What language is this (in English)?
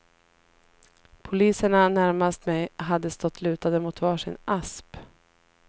Swedish